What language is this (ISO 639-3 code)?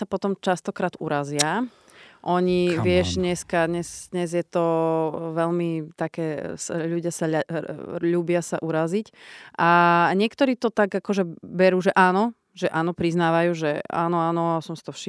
slk